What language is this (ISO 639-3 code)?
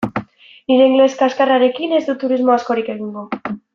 eus